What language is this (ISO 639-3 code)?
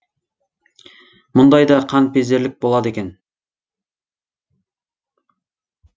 kaz